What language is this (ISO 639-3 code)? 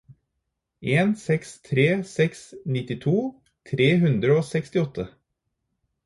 nob